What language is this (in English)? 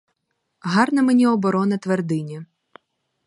Ukrainian